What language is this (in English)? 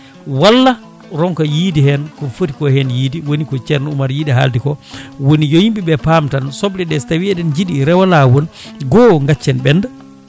Fula